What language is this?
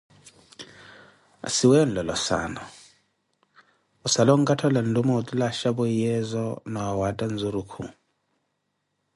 Koti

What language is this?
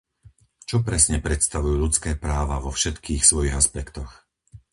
Slovak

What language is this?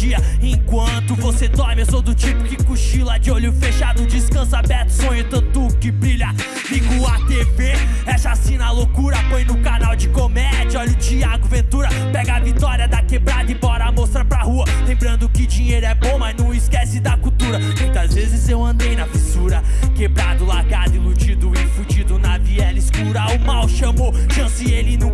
Portuguese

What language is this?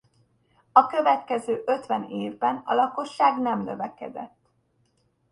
Hungarian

